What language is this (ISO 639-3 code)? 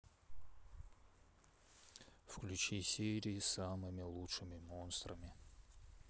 rus